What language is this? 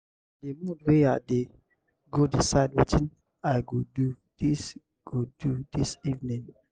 Nigerian Pidgin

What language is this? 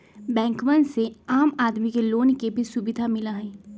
Magahi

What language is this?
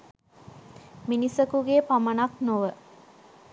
Sinhala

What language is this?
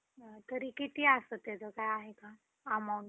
Marathi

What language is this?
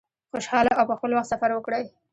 Pashto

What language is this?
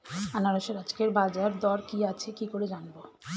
Bangla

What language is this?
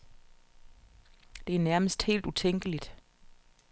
Danish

